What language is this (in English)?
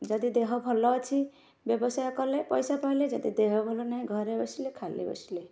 Odia